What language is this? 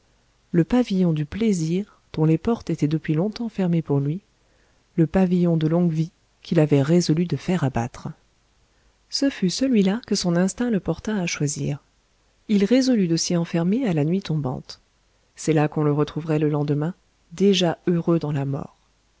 French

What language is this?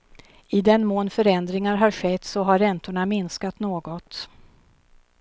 Swedish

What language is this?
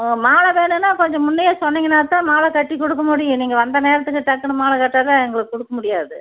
Tamil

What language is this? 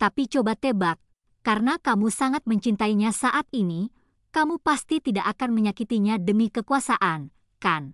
Indonesian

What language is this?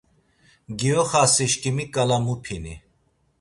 Laz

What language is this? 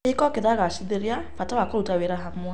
Kikuyu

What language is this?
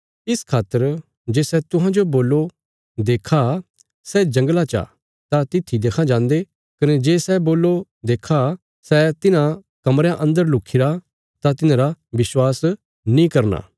Bilaspuri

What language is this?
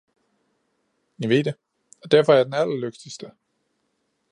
Danish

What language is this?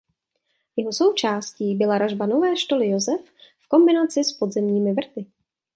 Czech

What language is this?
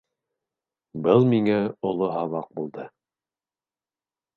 Bashkir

